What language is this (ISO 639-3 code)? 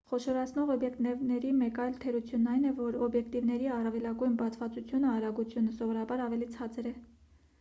hye